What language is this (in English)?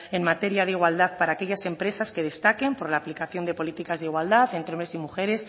Spanish